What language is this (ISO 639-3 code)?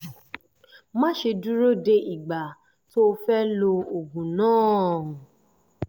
yor